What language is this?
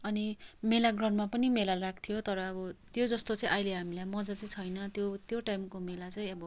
Nepali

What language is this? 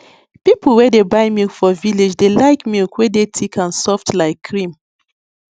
Nigerian Pidgin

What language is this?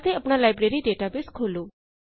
Punjabi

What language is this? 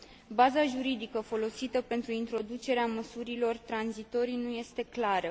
Romanian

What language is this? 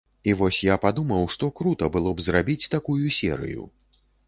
Belarusian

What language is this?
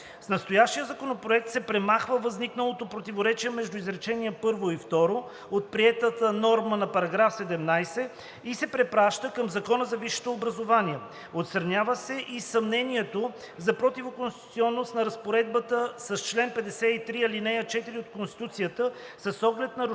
Bulgarian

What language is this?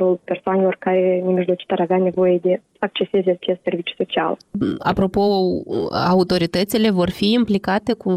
Romanian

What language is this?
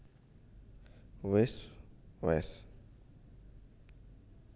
Javanese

